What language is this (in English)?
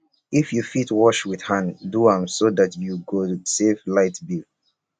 Nigerian Pidgin